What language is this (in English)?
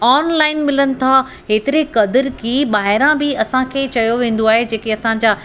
Sindhi